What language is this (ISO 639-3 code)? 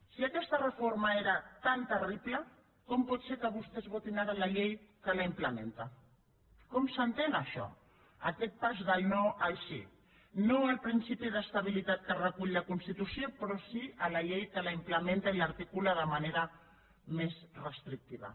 cat